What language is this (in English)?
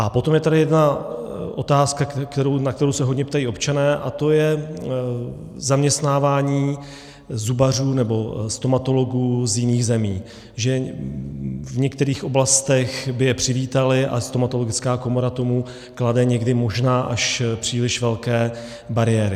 Czech